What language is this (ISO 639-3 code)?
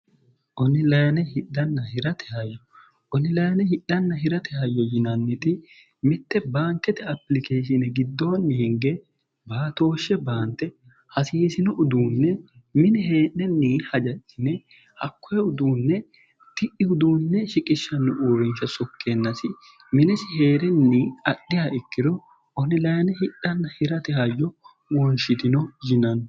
sid